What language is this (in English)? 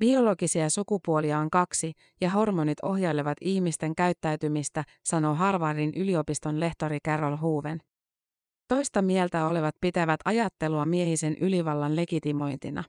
Finnish